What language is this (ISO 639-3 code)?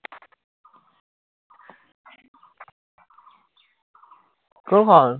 asm